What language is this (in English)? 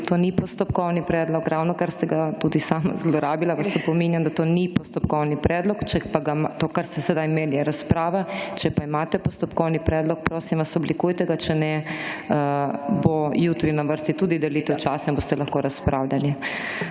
Slovenian